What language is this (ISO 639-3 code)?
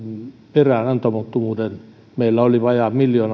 fin